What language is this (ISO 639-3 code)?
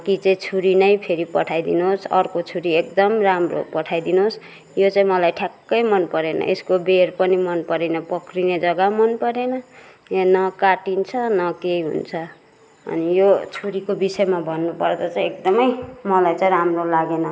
nep